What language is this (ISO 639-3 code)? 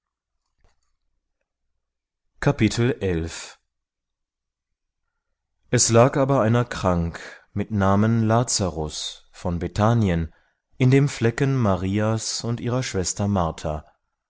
deu